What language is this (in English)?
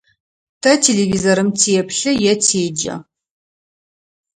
Adyghe